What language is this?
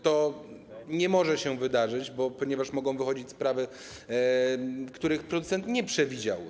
Polish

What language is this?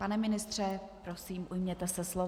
Czech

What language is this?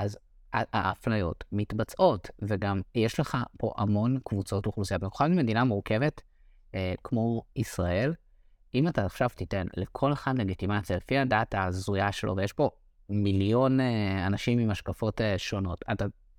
Hebrew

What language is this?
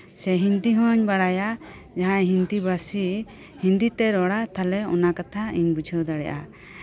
Santali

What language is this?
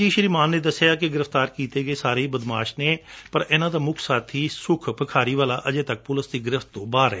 Punjabi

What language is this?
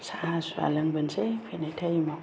Bodo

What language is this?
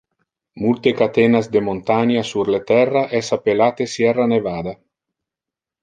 Interlingua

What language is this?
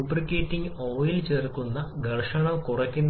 Malayalam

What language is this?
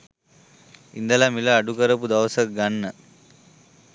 Sinhala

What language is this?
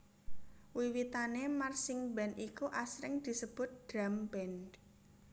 Javanese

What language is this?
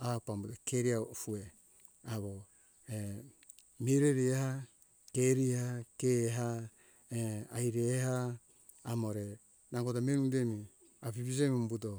Hunjara-Kaina Ke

